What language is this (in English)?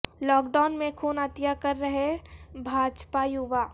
Urdu